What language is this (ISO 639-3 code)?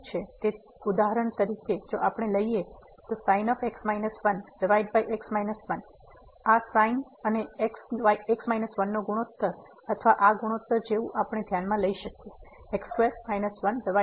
guj